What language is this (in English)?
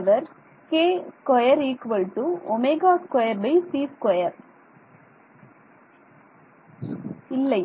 Tamil